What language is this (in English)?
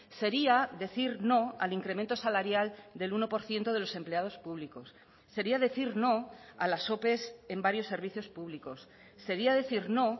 Spanish